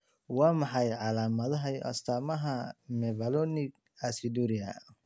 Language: Somali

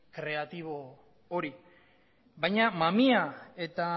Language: Basque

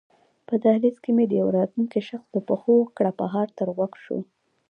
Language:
Pashto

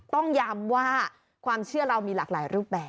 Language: Thai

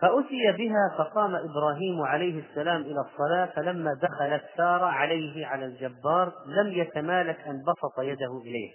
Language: Arabic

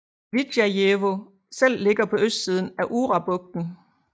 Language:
Danish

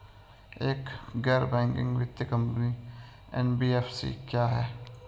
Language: Hindi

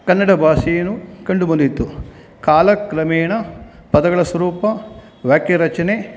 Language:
Kannada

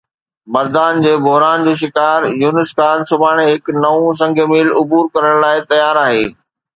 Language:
Sindhi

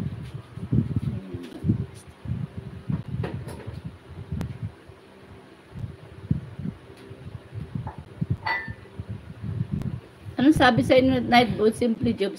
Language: Filipino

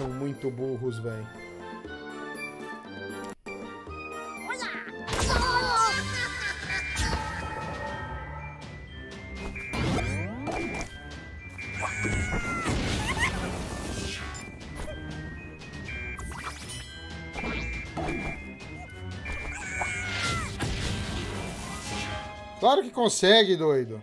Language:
Portuguese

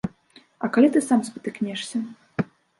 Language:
Belarusian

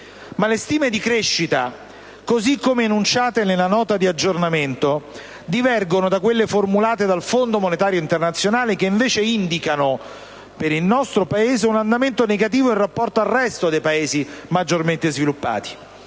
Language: Italian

